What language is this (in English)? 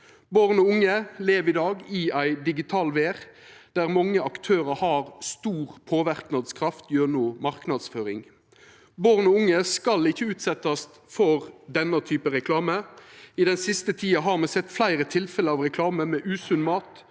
Norwegian